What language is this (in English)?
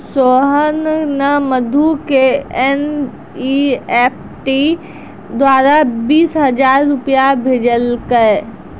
Maithili